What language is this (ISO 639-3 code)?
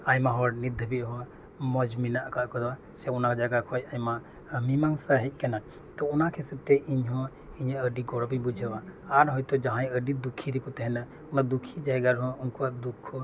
sat